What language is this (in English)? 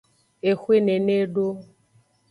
Aja (Benin)